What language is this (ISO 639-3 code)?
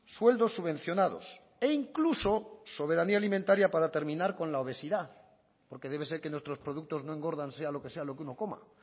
spa